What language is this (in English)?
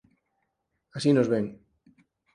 Galician